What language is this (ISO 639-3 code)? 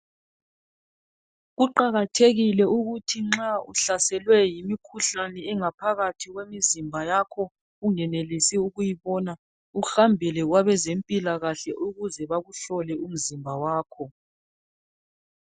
nde